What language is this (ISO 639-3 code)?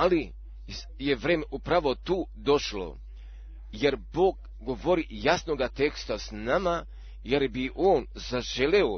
hrv